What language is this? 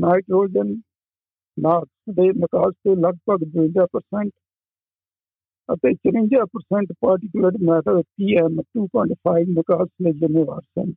Punjabi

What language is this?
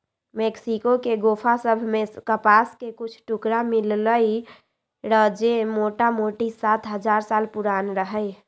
Magahi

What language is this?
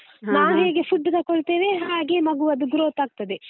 Kannada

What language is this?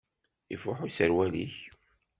Kabyle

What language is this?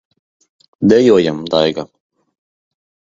Latvian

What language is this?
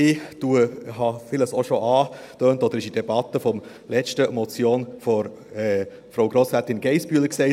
Swiss German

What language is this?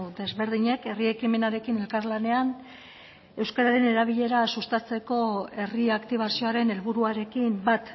Basque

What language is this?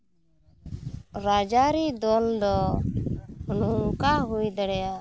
Santali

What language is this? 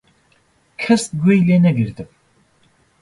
Central Kurdish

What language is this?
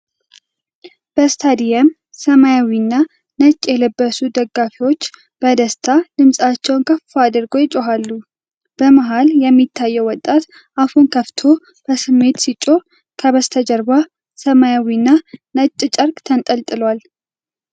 Amharic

